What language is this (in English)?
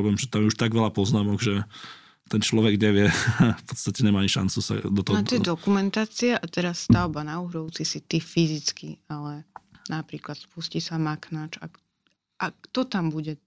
Slovak